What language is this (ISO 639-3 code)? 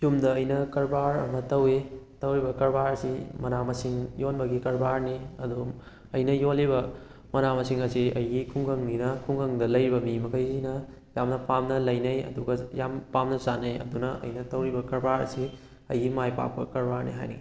mni